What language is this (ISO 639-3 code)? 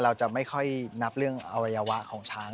tha